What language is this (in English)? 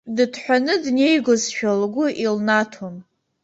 Abkhazian